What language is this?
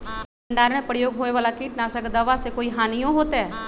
Magahi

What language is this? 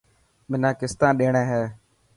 Dhatki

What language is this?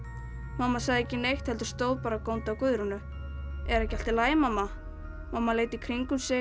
Icelandic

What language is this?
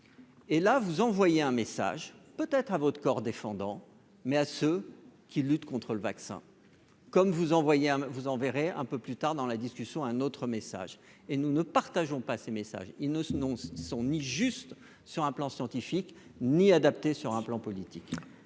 French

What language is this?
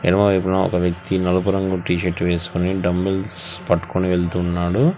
Telugu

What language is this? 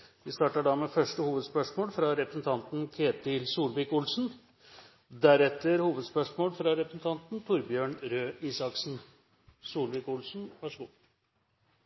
Norwegian Bokmål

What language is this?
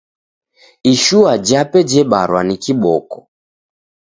Taita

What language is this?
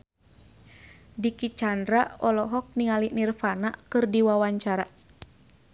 Sundanese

